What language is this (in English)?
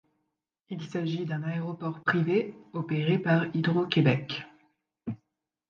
French